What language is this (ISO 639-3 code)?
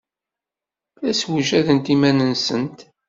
kab